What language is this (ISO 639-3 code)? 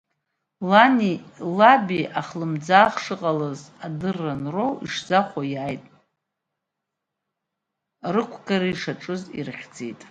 abk